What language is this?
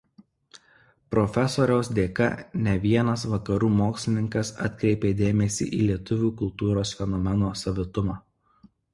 Lithuanian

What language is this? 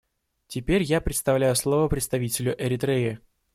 Russian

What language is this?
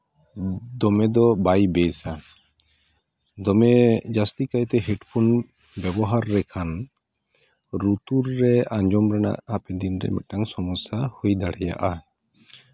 Santali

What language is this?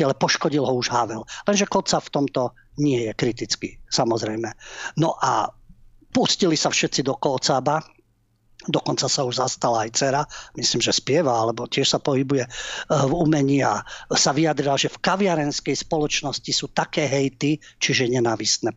Slovak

